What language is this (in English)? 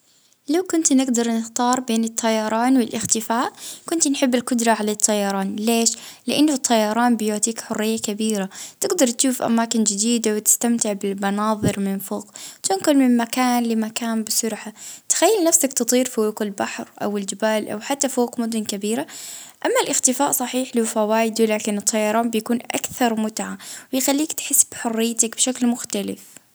Libyan Arabic